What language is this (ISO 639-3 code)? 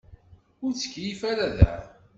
kab